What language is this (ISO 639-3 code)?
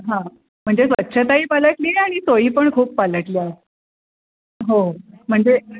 mar